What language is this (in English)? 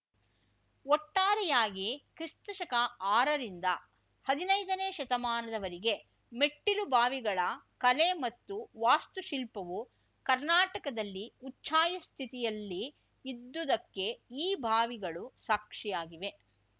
Kannada